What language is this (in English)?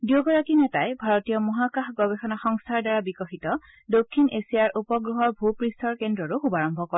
Assamese